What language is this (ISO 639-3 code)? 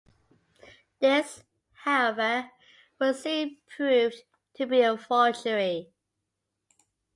eng